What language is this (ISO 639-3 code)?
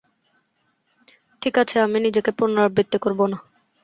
ben